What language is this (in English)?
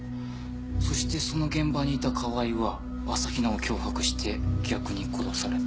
Japanese